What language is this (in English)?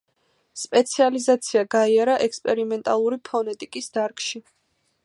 Georgian